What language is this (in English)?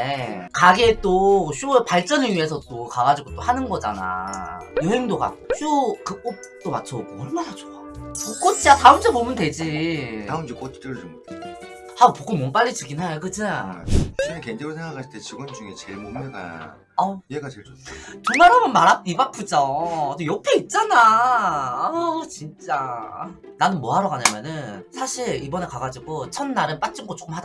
Korean